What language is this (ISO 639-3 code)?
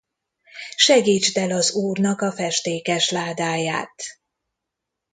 hun